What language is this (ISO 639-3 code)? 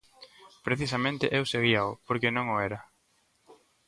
glg